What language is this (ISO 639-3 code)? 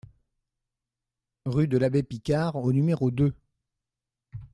fra